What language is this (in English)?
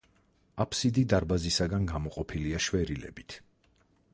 Georgian